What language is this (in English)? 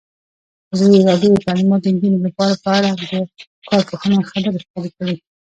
Pashto